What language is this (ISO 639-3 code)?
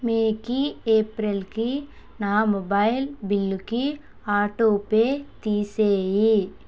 tel